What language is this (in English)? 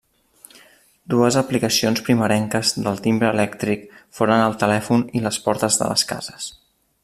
Catalan